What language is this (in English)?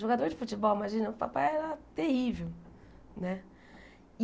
Portuguese